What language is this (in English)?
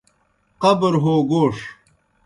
Kohistani Shina